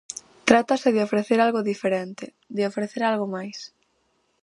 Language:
Galician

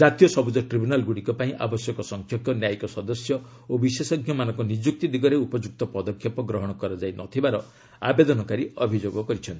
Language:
Odia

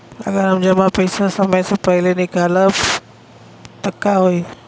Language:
Bhojpuri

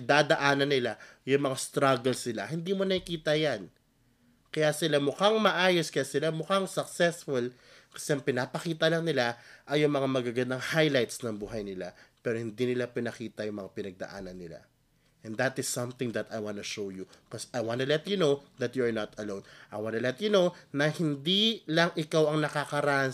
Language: Filipino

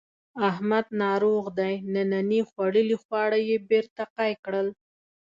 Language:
Pashto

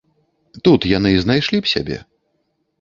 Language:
Belarusian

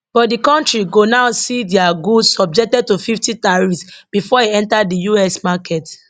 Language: Nigerian Pidgin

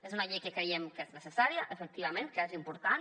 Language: Catalan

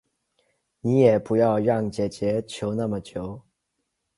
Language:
Chinese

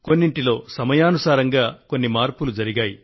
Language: Telugu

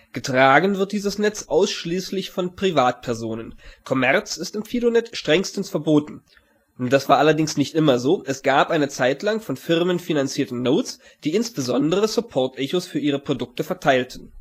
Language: German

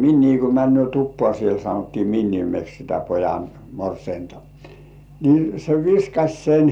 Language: Finnish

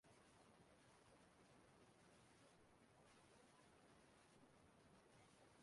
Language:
Igbo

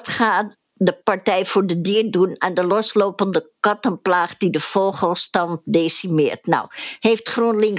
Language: Dutch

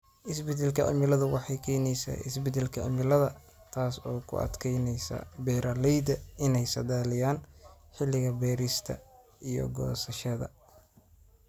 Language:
Somali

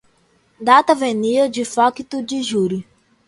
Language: Portuguese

